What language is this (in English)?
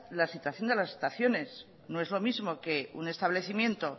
Spanish